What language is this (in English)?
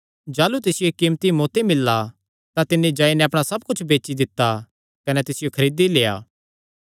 Kangri